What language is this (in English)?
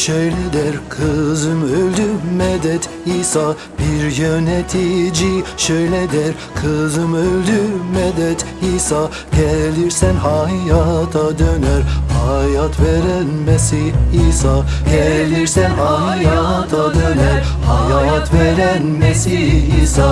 Turkish